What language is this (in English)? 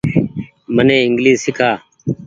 Goaria